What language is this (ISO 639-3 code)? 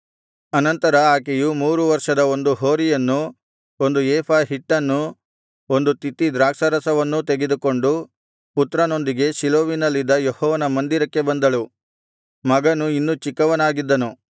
kan